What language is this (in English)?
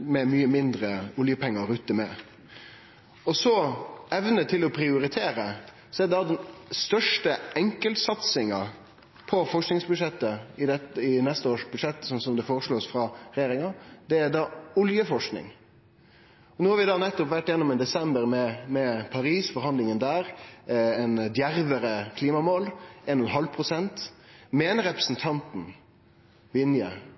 Norwegian Nynorsk